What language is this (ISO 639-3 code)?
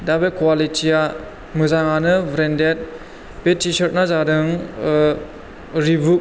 brx